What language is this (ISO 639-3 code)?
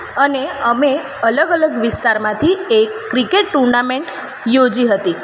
guj